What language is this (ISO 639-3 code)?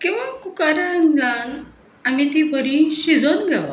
kok